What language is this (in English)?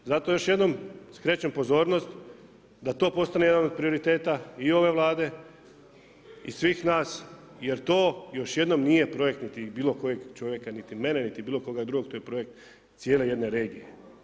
Croatian